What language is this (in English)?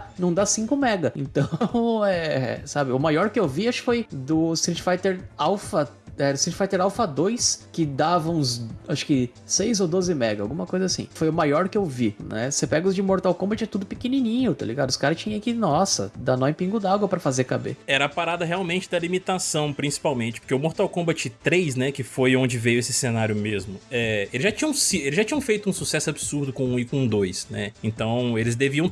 Portuguese